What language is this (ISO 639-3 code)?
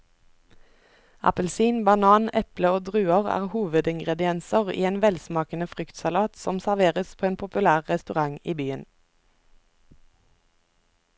nor